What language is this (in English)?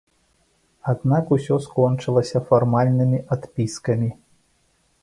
Belarusian